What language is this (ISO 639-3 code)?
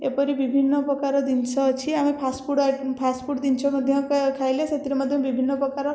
ori